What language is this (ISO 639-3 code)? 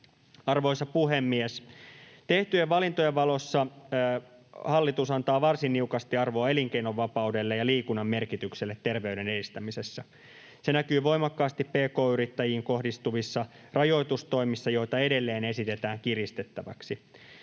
fin